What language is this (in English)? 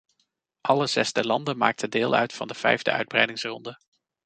Dutch